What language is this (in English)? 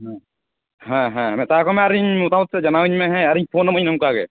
Santali